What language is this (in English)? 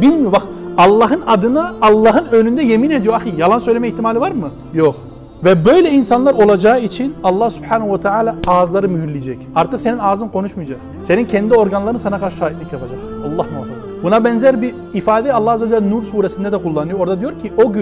Turkish